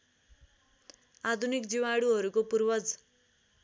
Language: Nepali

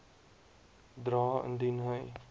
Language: Afrikaans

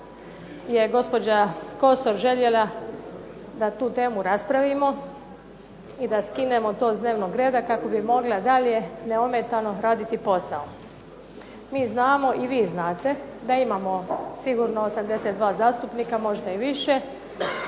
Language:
Croatian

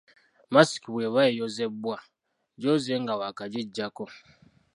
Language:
Ganda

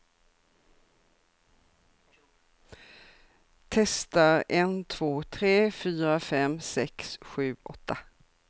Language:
Swedish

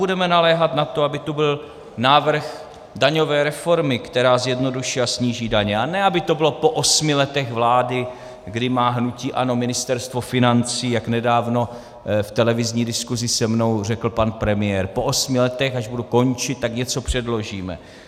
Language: Czech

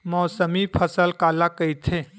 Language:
Chhattisgarhi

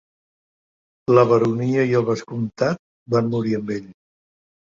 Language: Catalan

